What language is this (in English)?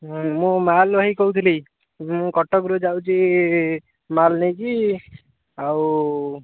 Odia